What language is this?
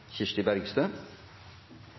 Norwegian Nynorsk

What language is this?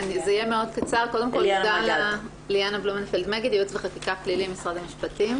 Hebrew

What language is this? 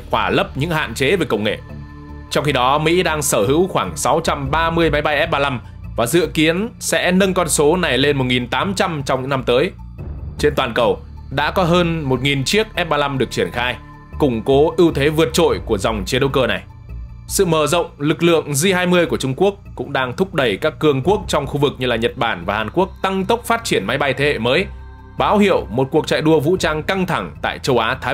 Vietnamese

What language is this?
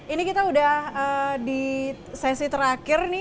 Indonesian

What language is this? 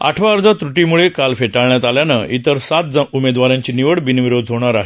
Marathi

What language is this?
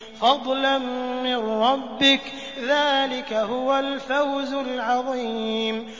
Arabic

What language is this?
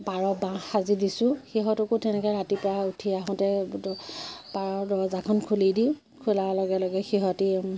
Assamese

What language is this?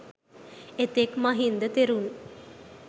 Sinhala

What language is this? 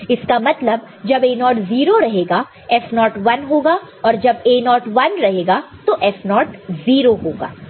Hindi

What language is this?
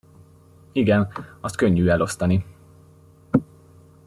Hungarian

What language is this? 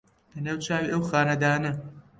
Central Kurdish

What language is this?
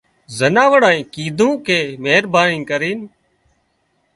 Wadiyara Koli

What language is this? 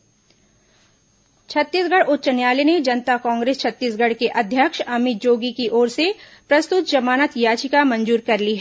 Hindi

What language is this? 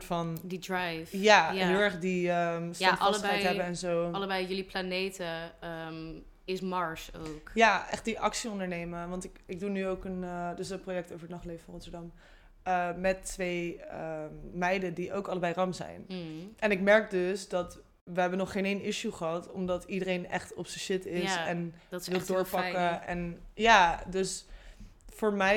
Dutch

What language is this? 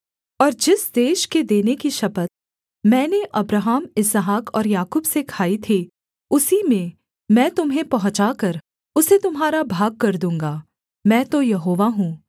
Hindi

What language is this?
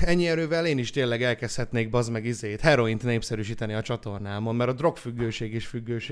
Hungarian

